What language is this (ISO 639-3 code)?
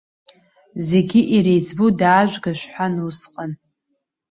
abk